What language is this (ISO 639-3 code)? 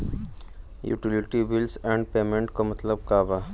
bho